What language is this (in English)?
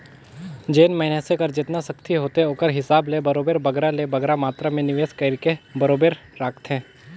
Chhattisgarhi